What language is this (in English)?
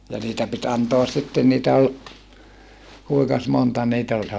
Finnish